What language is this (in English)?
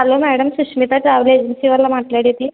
Telugu